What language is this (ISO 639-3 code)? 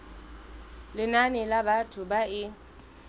sot